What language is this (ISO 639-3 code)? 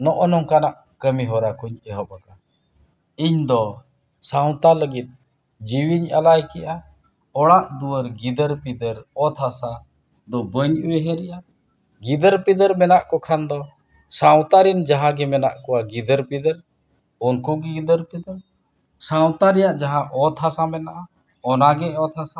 sat